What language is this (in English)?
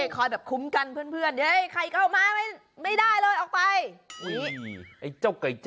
Thai